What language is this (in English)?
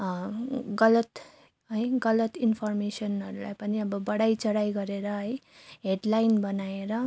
Nepali